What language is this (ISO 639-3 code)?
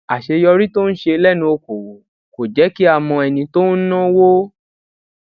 yor